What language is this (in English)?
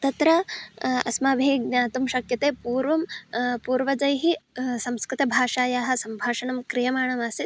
Sanskrit